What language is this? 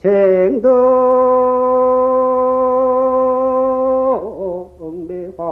Korean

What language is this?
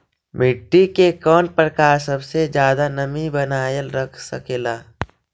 Magahi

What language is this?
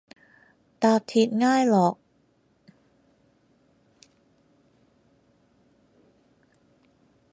Cantonese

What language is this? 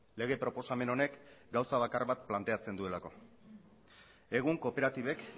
Basque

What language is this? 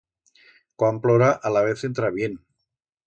Aragonese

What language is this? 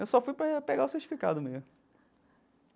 Portuguese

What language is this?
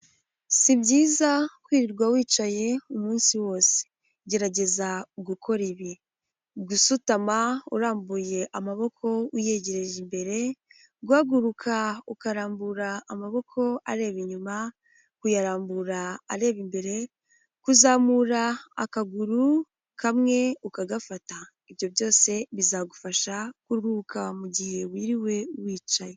Kinyarwanda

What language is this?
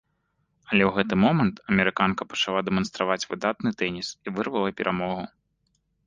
Belarusian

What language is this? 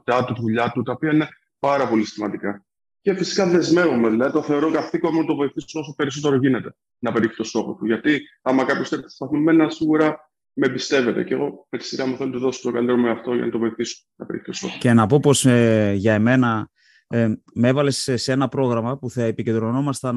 Greek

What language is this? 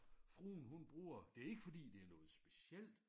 Danish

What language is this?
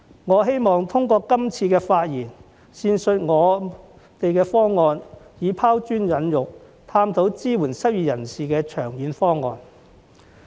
Cantonese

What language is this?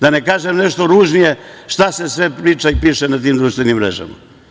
Serbian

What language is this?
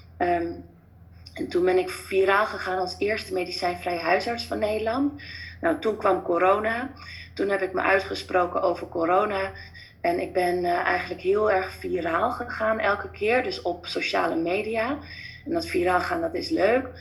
Dutch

